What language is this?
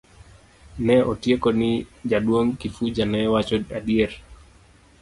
Luo (Kenya and Tanzania)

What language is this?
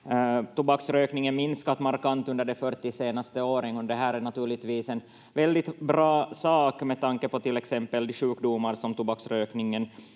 Finnish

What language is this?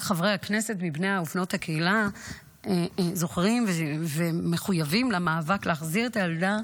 Hebrew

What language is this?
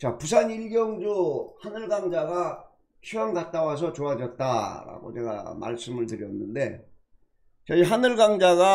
Korean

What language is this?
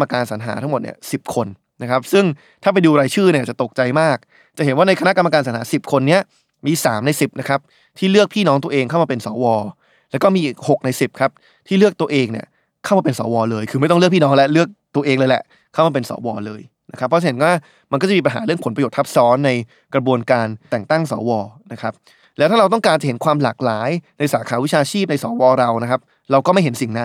Thai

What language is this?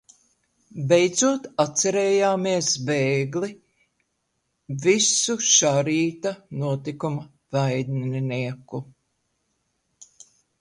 Latvian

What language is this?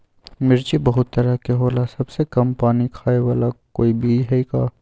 Magahi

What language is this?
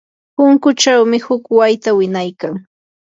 Yanahuanca Pasco Quechua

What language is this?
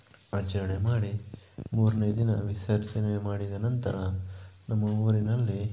Kannada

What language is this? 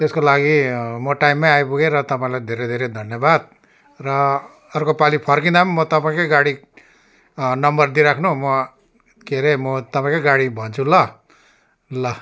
Nepali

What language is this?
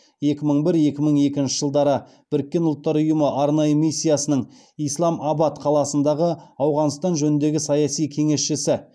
Kazakh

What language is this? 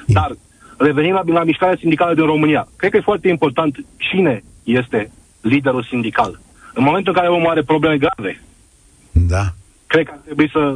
Romanian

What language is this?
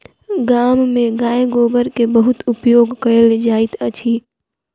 Maithili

